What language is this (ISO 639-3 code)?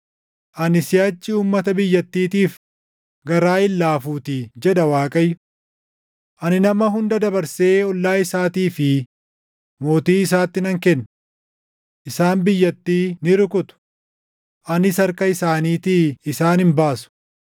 orm